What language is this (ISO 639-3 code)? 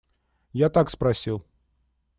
rus